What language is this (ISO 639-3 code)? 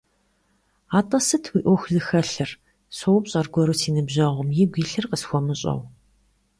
kbd